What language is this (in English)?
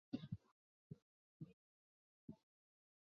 Chinese